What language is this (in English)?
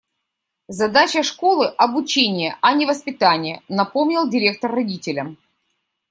Russian